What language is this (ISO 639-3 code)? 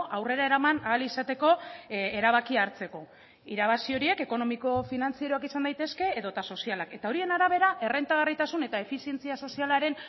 eus